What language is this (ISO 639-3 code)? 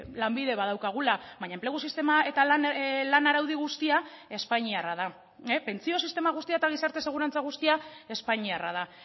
eus